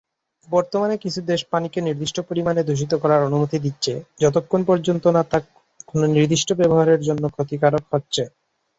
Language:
Bangla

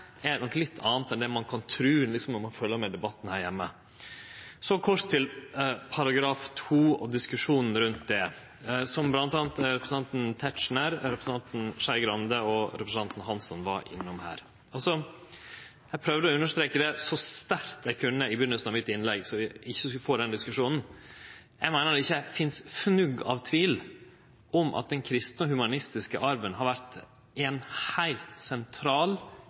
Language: Norwegian Nynorsk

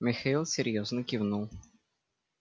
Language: Russian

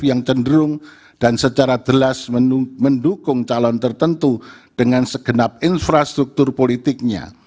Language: Indonesian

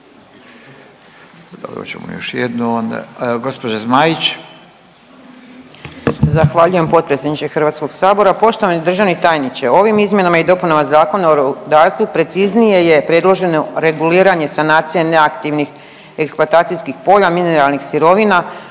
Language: Croatian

